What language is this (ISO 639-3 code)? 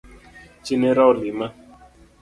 luo